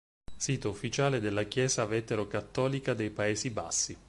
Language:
Italian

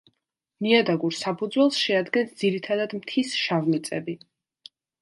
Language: Georgian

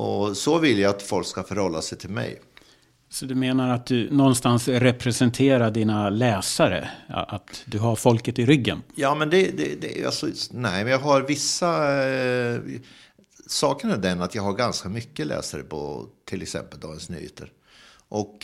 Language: Swedish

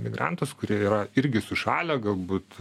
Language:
Lithuanian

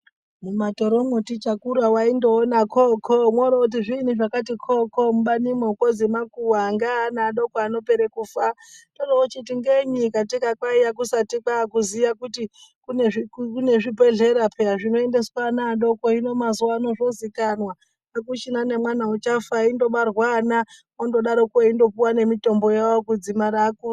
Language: Ndau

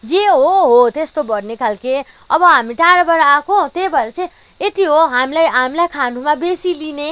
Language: Nepali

